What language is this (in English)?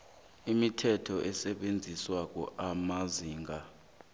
South Ndebele